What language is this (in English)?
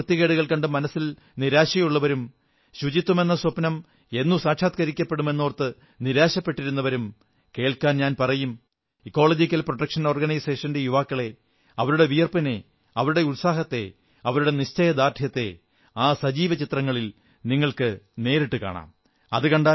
Malayalam